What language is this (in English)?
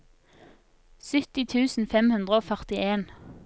Norwegian